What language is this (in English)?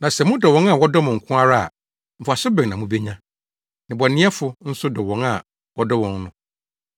Akan